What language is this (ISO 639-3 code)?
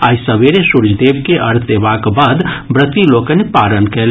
mai